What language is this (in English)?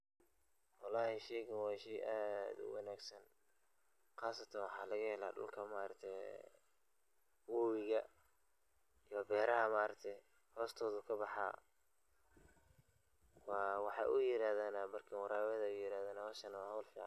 Somali